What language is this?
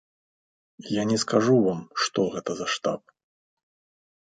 Belarusian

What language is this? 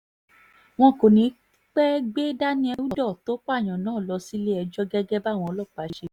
Yoruba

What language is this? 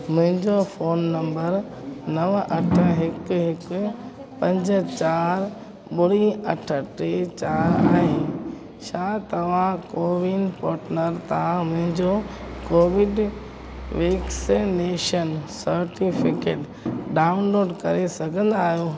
Sindhi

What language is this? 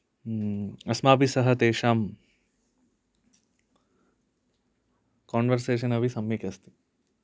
Sanskrit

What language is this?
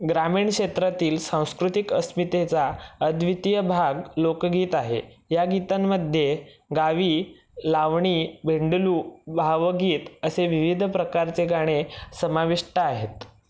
Marathi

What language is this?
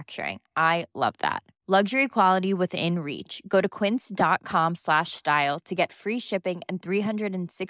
Swedish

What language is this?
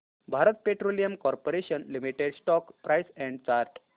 Marathi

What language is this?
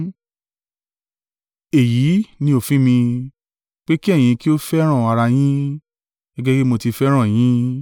Yoruba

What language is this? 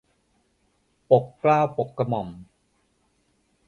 Thai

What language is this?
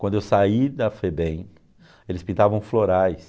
Portuguese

